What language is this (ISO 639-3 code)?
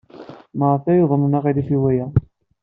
kab